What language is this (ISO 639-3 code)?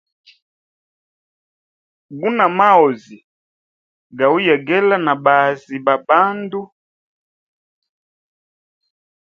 hem